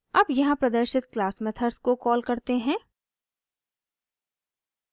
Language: Hindi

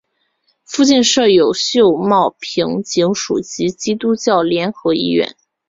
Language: Chinese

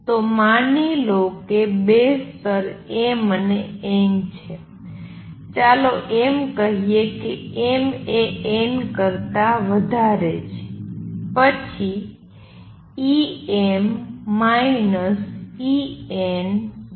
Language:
Gujarati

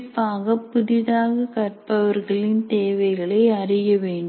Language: Tamil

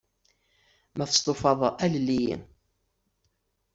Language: Kabyle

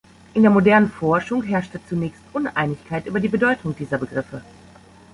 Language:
German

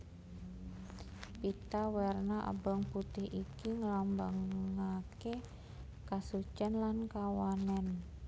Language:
Javanese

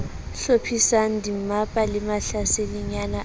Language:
Southern Sotho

